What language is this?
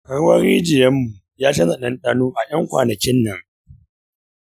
Hausa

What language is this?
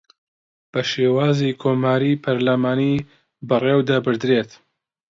Central Kurdish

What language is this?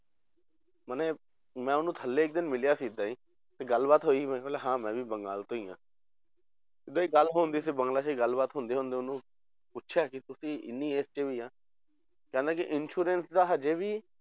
Punjabi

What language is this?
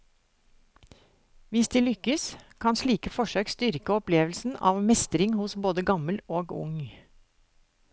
Norwegian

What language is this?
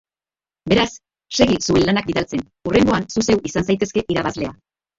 Basque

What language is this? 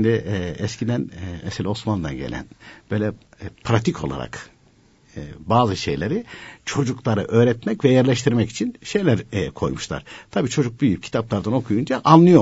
Turkish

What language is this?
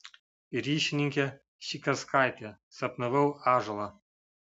Lithuanian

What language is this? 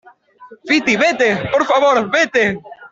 Spanish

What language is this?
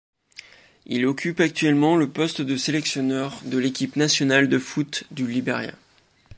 French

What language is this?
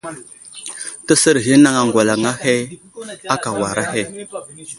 Wuzlam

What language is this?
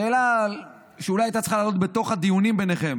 Hebrew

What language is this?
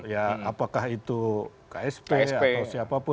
Indonesian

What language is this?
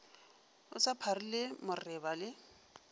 Northern Sotho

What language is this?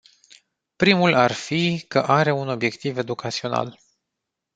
Romanian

